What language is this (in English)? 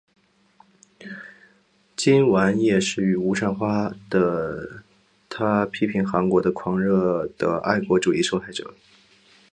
Chinese